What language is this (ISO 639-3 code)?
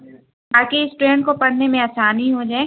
urd